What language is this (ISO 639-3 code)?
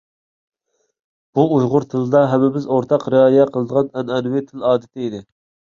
uig